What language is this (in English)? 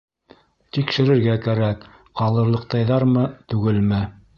Bashkir